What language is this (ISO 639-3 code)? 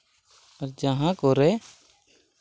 sat